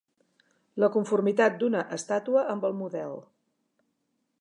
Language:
Catalan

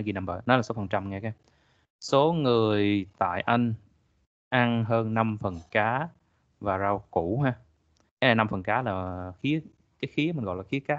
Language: Vietnamese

